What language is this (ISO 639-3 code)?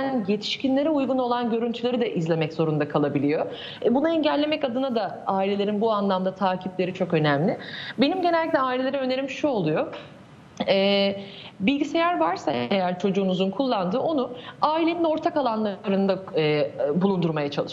tur